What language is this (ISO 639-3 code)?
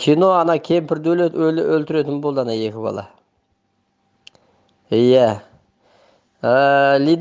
tur